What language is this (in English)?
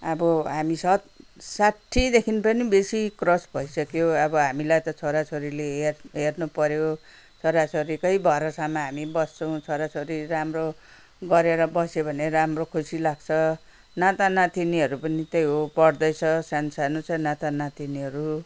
Nepali